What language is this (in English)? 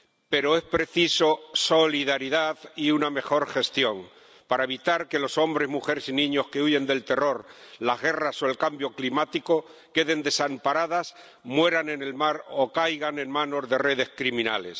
Spanish